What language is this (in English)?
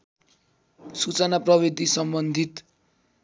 Nepali